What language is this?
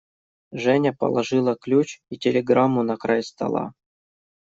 Russian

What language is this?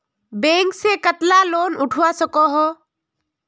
Magahi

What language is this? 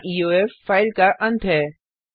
Hindi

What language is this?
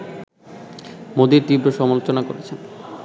Bangla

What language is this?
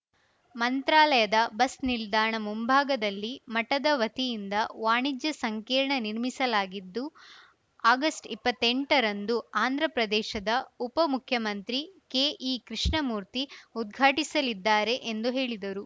Kannada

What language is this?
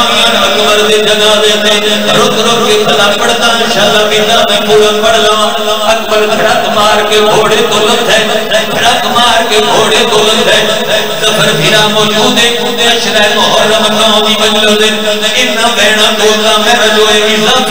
Arabic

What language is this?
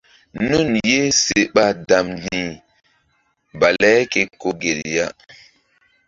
Mbum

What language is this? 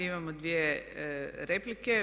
Croatian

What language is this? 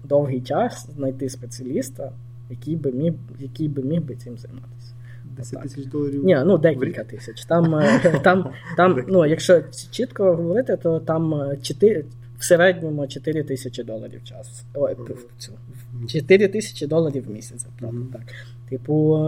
Ukrainian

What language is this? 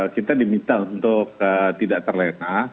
Indonesian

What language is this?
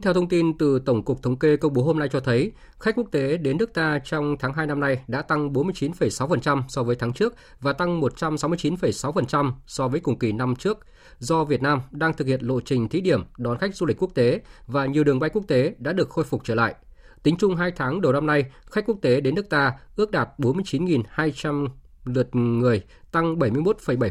Vietnamese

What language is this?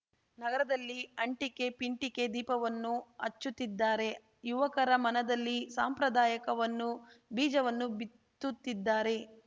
Kannada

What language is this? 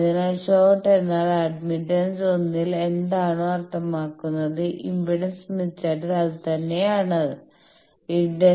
Malayalam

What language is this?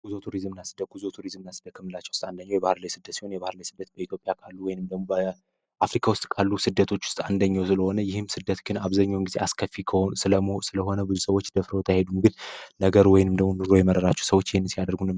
Amharic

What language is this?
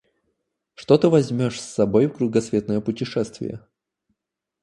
Russian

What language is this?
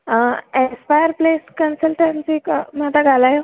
Sindhi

